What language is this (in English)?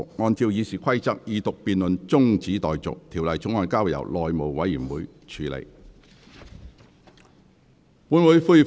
Cantonese